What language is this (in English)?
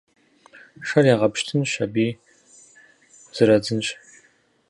Kabardian